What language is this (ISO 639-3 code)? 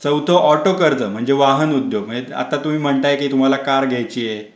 mar